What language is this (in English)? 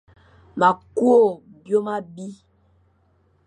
Fang